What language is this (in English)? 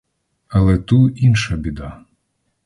Ukrainian